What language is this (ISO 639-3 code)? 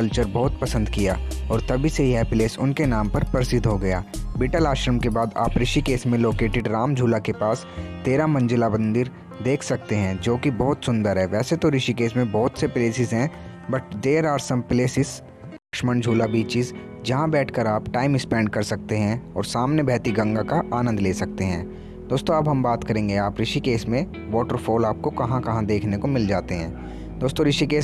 hin